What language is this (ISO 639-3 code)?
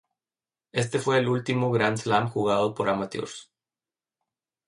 spa